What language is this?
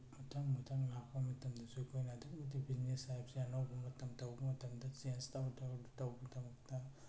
Manipuri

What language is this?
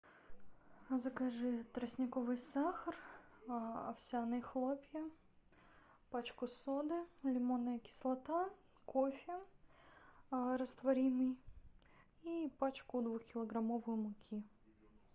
Russian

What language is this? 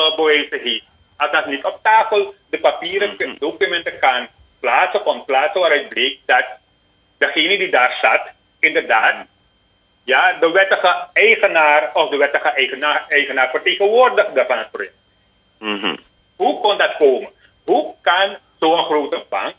Dutch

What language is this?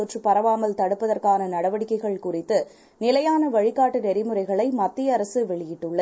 Tamil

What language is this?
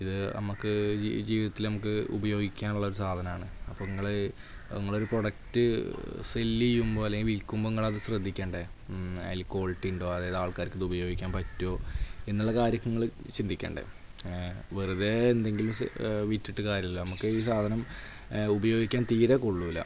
Malayalam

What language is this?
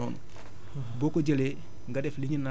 Wolof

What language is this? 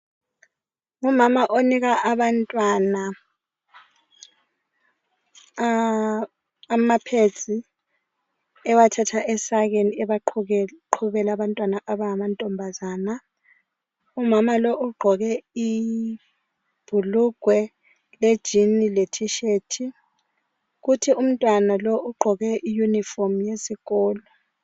North Ndebele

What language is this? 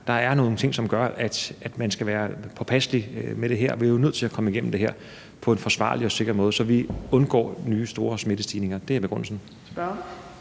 Danish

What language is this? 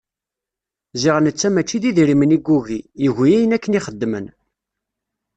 Kabyle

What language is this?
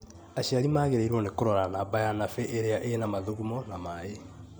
Kikuyu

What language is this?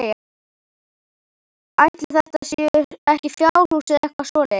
Icelandic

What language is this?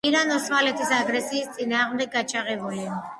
Georgian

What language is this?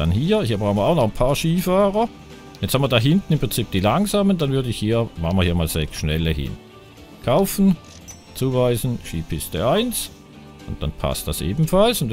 German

